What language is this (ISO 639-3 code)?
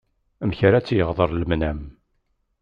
kab